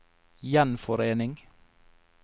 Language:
Norwegian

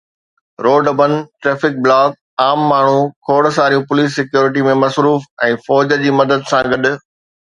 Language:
Sindhi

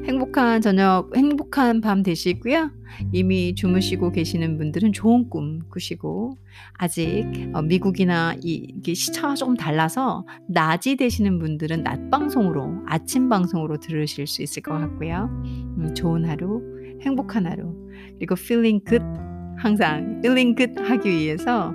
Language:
Korean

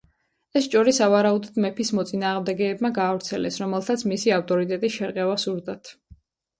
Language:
Georgian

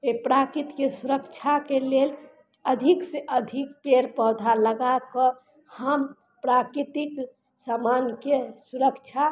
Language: Maithili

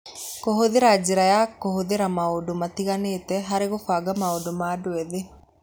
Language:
Kikuyu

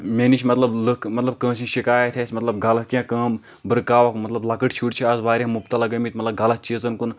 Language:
Kashmiri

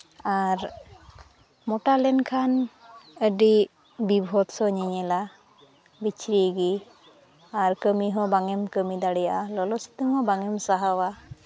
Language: Santali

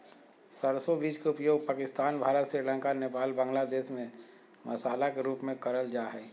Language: Magahi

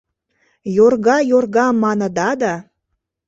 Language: Mari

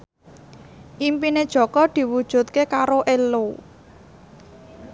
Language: Javanese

